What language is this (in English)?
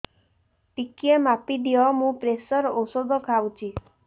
Odia